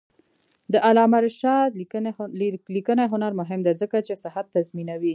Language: Pashto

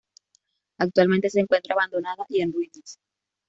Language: Spanish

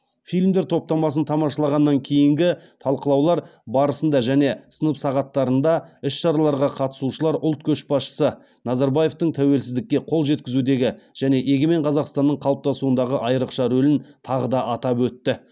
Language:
Kazakh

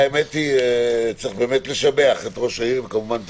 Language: Hebrew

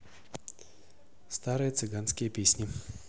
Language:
Russian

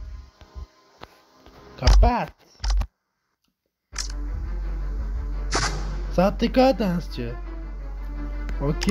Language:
Turkish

